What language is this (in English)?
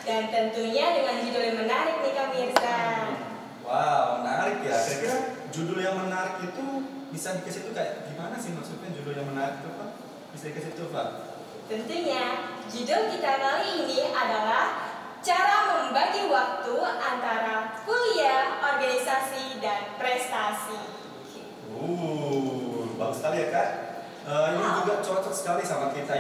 Indonesian